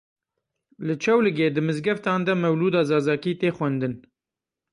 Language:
Kurdish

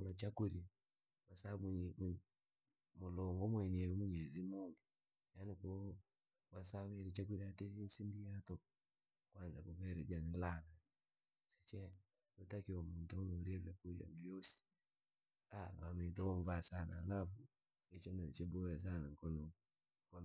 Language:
Langi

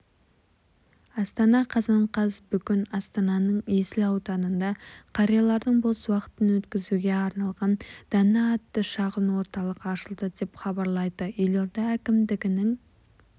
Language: Kazakh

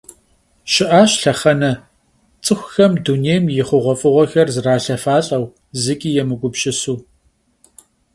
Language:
Kabardian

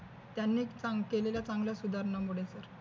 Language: Marathi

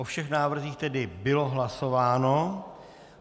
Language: Czech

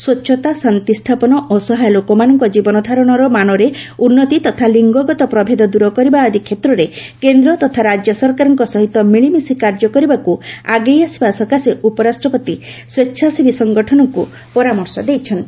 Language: Odia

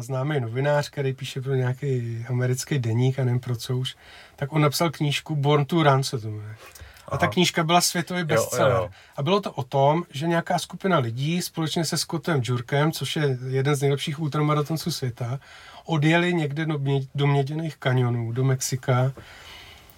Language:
Czech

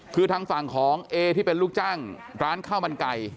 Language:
Thai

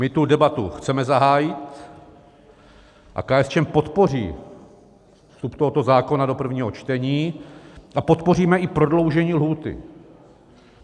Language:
Czech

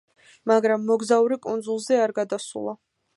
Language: Georgian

